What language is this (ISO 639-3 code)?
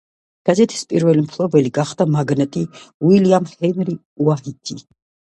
kat